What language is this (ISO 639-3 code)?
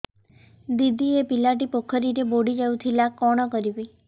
ori